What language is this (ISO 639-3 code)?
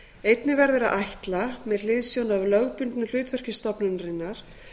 isl